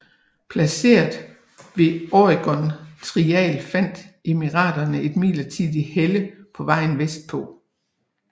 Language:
Danish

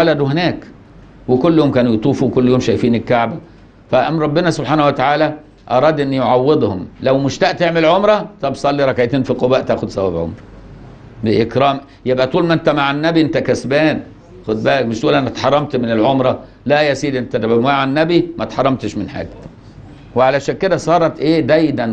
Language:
Arabic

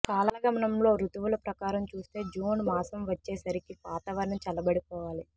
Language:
Telugu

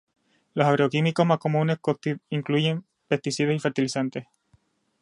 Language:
Spanish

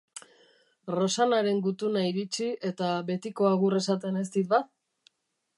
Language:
Basque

